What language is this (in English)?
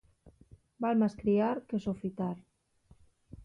Asturian